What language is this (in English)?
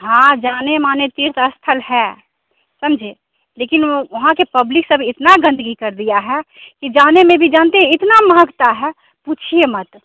Hindi